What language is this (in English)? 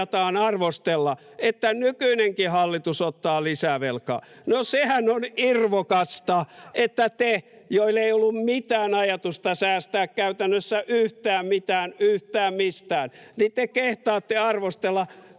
Finnish